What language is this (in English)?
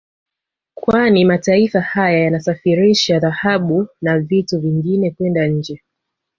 Swahili